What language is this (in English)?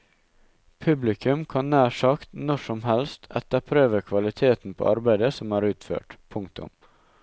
Norwegian